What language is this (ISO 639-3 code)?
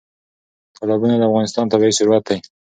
pus